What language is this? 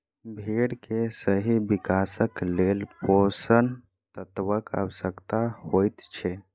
Maithili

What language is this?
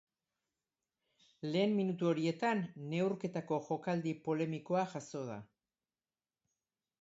Basque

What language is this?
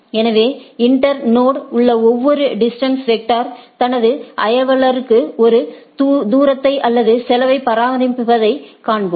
Tamil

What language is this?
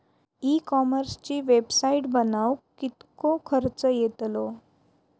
Marathi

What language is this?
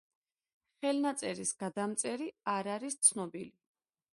Georgian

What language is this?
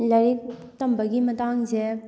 Manipuri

